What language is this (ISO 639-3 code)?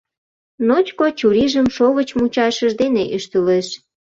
chm